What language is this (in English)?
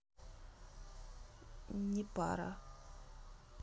Russian